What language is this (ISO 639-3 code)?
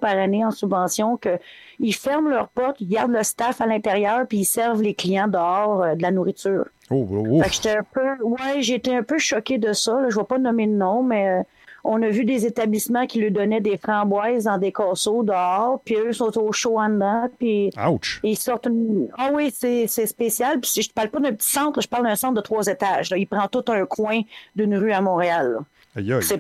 fra